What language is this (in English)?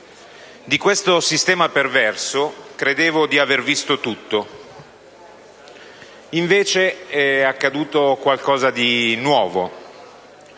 Italian